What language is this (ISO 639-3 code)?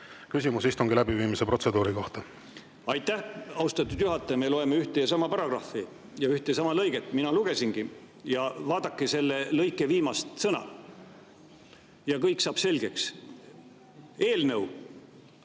est